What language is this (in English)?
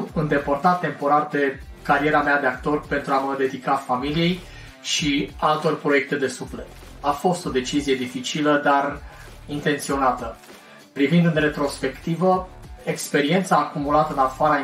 Romanian